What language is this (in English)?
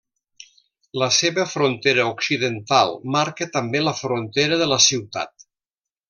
Catalan